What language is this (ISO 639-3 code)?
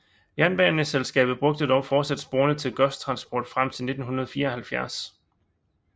dan